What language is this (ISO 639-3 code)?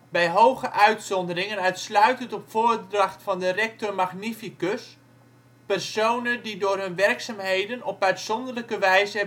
nld